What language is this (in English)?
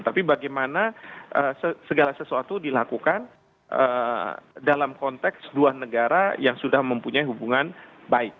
Indonesian